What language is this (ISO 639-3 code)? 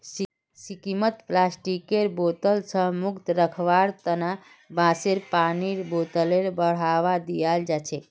mag